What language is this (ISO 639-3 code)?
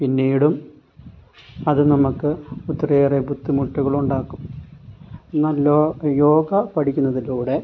mal